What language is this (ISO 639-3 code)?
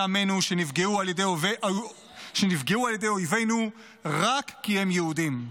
heb